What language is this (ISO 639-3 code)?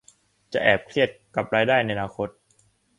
tha